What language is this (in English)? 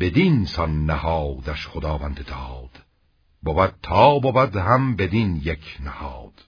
Persian